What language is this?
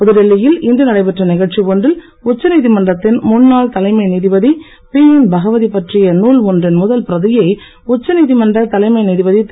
Tamil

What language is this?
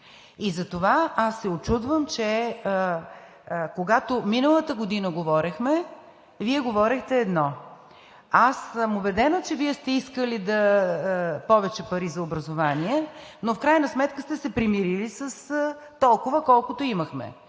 Bulgarian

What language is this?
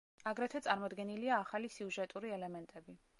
Georgian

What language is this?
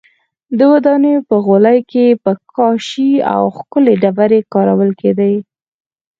Pashto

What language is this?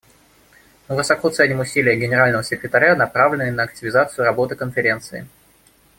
Russian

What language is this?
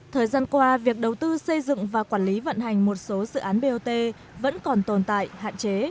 Vietnamese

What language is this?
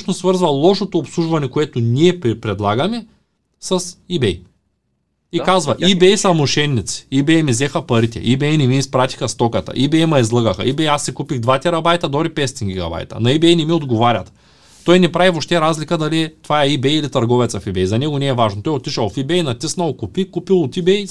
Bulgarian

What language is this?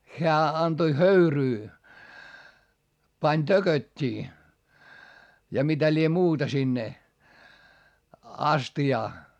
Finnish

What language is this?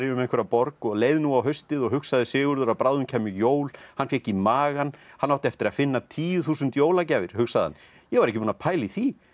Icelandic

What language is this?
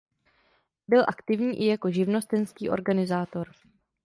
Czech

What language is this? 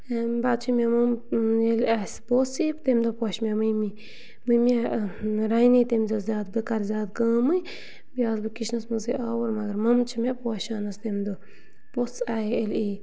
Kashmiri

